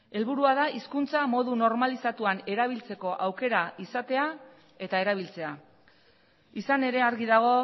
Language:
Basque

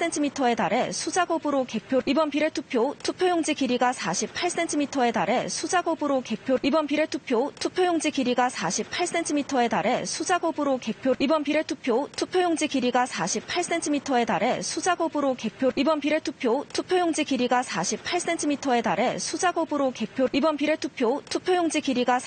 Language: Korean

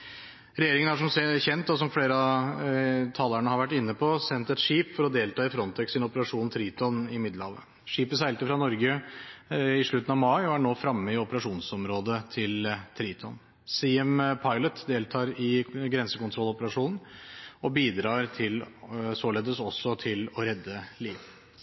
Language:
Norwegian Bokmål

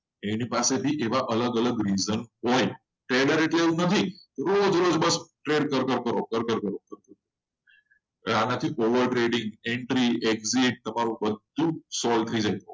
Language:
Gujarati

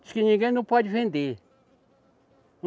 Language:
Portuguese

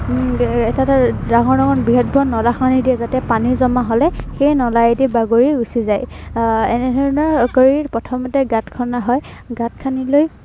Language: Assamese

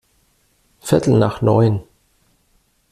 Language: German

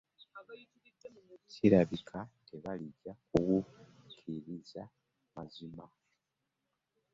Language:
Ganda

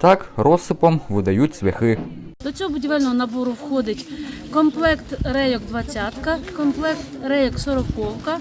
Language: Ukrainian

